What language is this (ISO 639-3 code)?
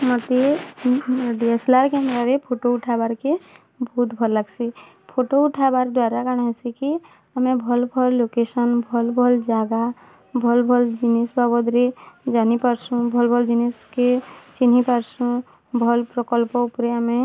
ori